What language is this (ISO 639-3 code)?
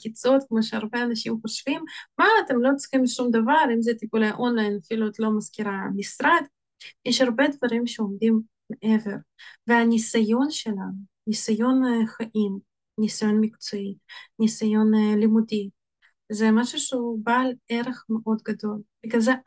heb